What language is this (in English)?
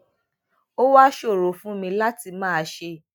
Yoruba